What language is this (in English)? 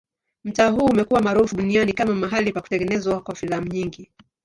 Swahili